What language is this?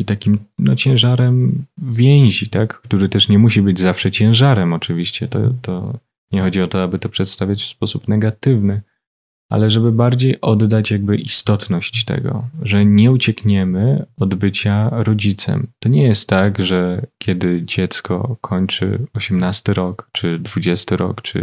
Polish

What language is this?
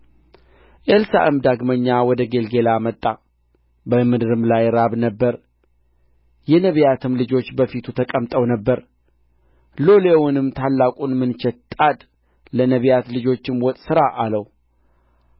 Amharic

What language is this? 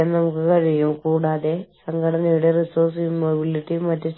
Malayalam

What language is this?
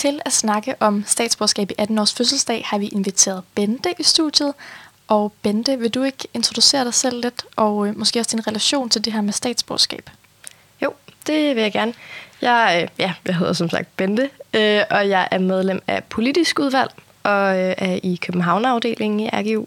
Danish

